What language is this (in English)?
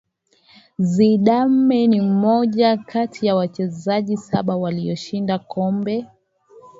Swahili